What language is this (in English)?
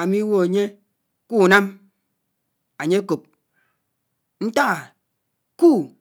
Anaang